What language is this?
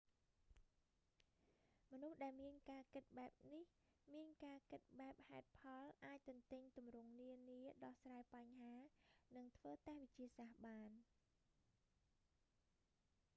Khmer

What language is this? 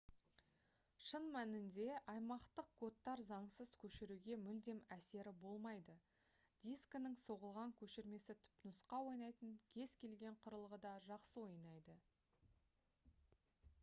Kazakh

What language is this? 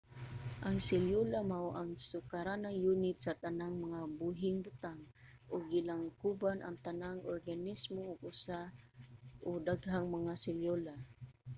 Cebuano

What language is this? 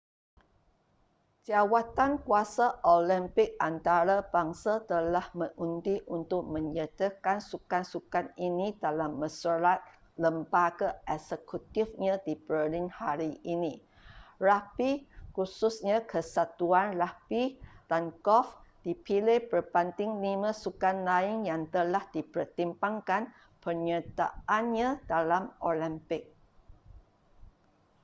Malay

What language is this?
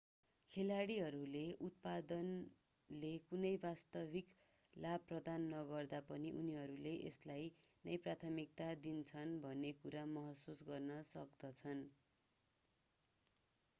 Nepali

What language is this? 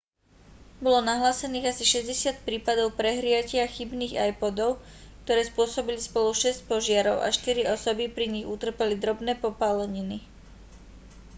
Slovak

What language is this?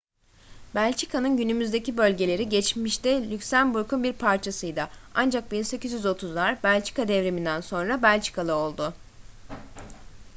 Turkish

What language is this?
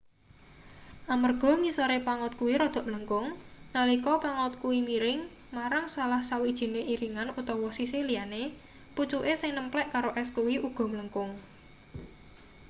Javanese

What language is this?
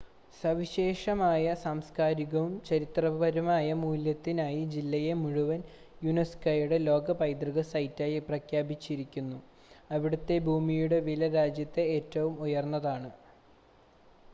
Malayalam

